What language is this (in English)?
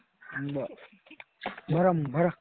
Marathi